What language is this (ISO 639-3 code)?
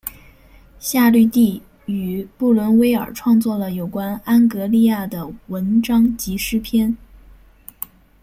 zho